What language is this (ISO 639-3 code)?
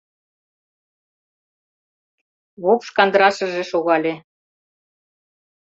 chm